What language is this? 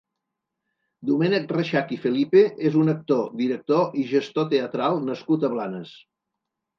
Catalan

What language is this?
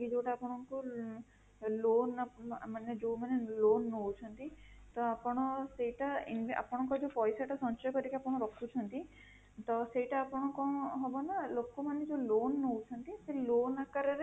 Odia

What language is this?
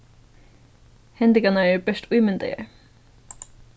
Faroese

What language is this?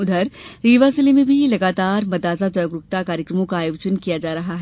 Hindi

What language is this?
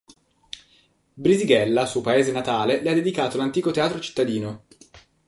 Italian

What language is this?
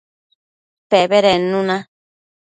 Matsés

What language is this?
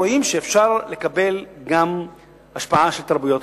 Hebrew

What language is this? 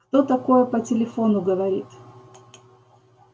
Russian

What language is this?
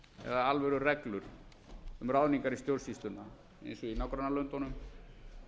Icelandic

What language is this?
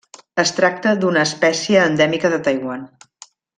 Catalan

